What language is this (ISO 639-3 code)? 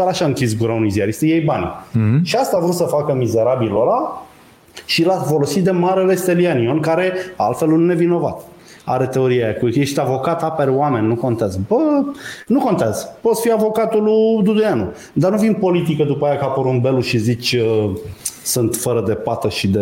ron